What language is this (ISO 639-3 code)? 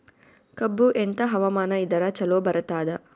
kan